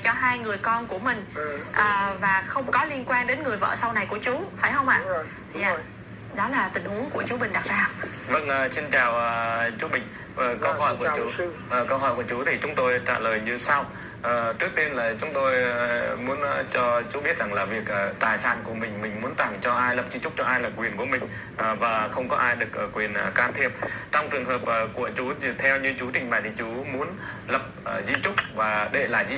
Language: Vietnamese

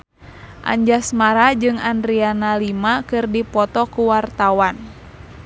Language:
Sundanese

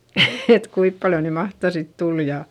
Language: Finnish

